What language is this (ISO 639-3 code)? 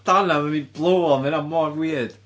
cym